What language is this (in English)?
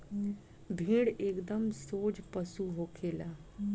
Bhojpuri